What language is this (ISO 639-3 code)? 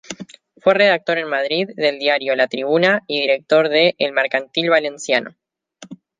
spa